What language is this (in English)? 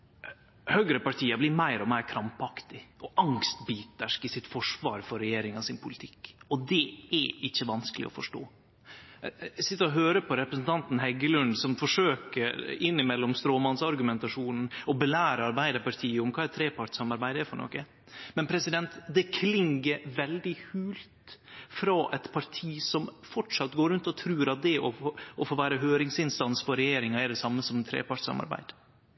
Norwegian Nynorsk